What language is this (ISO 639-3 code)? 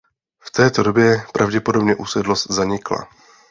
ces